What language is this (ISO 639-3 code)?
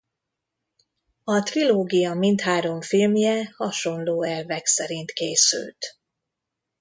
hun